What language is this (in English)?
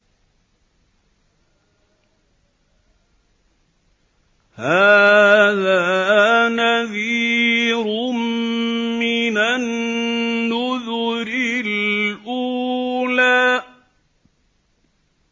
Arabic